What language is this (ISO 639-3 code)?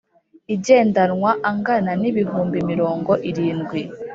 kin